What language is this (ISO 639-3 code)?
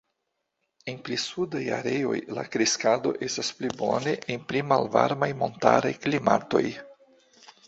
epo